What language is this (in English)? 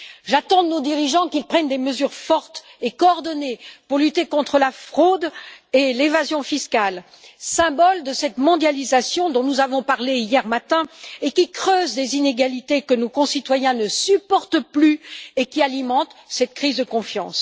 French